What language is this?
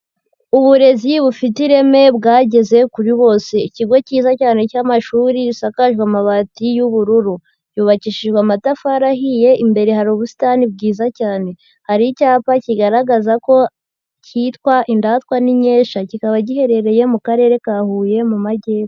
Kinyarwanda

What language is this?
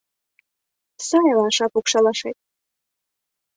Mari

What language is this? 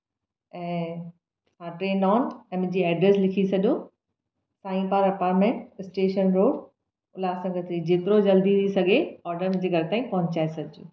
Sindhi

